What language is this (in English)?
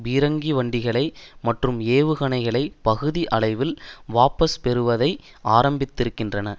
Tamil